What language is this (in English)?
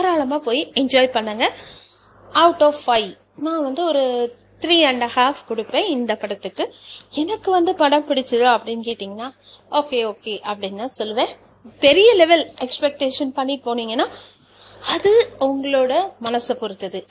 Tamil